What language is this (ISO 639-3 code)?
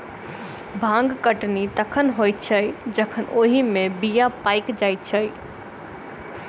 mai